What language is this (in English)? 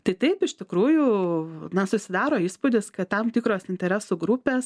Lithuanian